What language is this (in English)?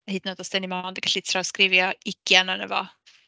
Welsh